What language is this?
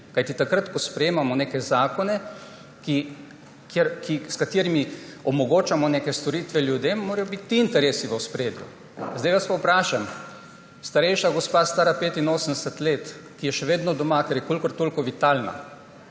Slovenian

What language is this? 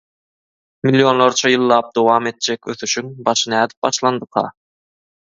Turkmen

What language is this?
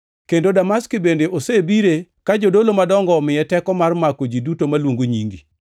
Luo (Kenya and Tanzania)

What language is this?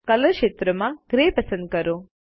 Gujarati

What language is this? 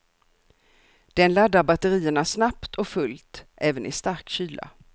Swedish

